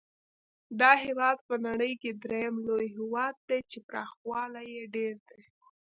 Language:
Pashto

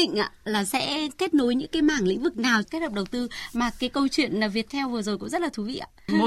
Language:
Vietnamese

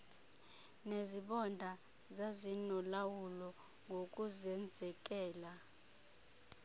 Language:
Xhosa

